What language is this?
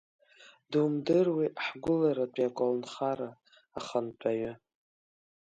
Abkhazian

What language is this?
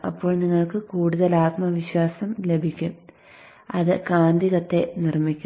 Malayalam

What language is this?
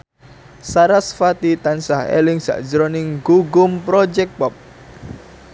Javanese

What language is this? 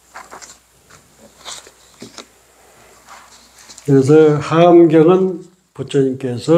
Korean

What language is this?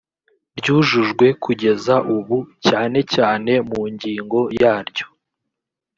Kinyarwanda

